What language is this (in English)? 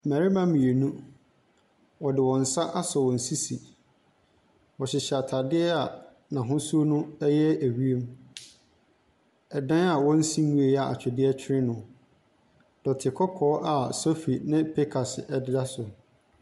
Akan